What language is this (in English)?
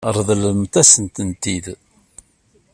Kabyle